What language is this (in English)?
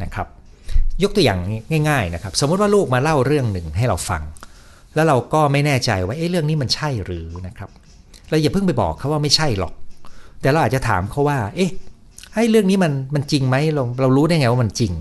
Thai